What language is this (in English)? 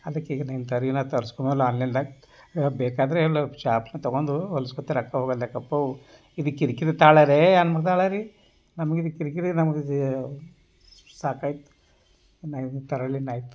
Kannada